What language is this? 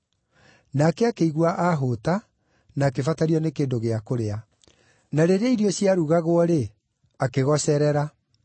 Kikuyu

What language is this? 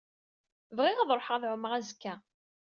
Kabyle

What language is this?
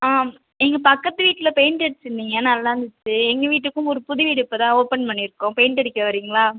Tamil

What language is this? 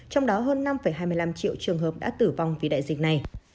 Vietnamese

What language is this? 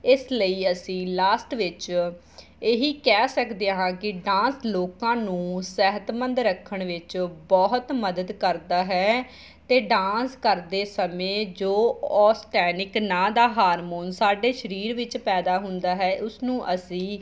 Punjabi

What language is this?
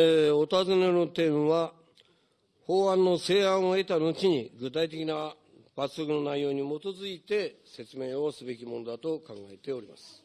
Japanese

